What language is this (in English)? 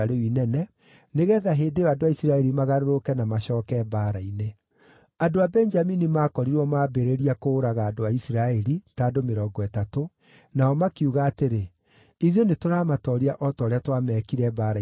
Kikuyu